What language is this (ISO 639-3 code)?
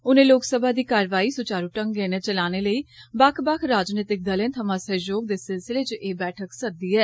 doi